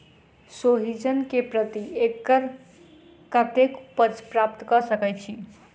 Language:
Maithili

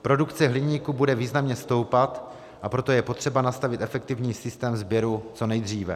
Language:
Czech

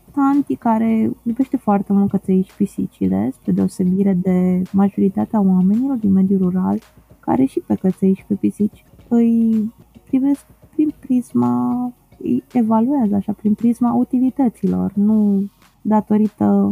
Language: Romanian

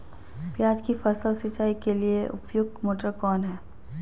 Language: Magahi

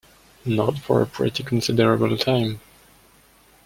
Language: English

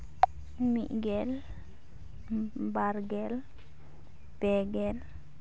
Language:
Santali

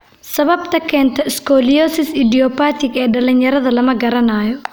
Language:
Somali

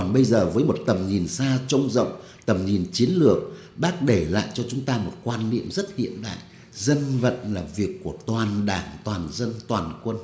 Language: Vietnamese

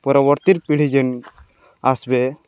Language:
Odia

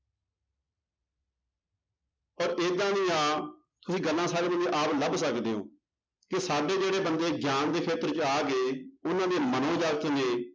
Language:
Punjabi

